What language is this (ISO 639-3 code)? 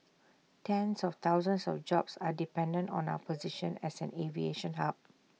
eng